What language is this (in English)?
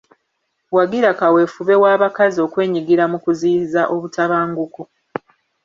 Ganda